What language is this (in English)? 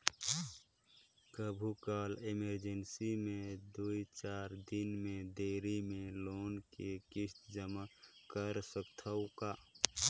Chhattisgarhi